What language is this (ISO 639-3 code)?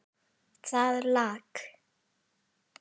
isl